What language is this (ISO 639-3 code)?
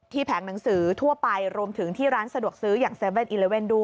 tha